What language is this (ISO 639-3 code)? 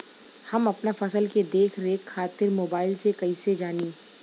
bho